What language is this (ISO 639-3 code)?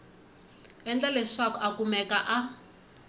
tso